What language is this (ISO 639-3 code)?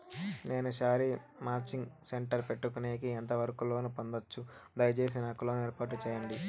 tel